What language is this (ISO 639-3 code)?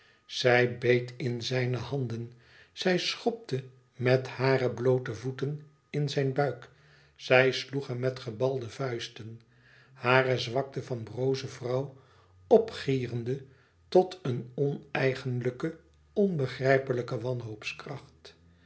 nld